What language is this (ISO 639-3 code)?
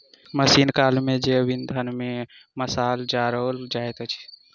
mai